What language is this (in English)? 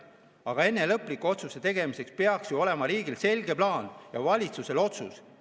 Estonian